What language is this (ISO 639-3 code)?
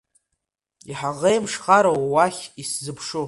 abk